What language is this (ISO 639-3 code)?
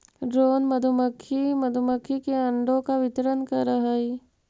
mag